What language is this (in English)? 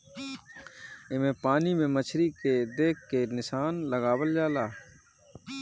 Bhojpuri